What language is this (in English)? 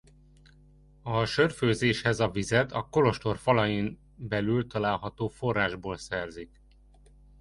Hungarian